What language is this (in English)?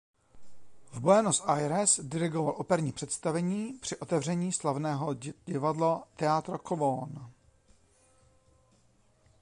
Czech